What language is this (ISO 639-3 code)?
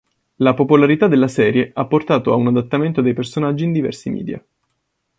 ita